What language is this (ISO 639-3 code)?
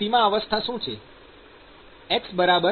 guj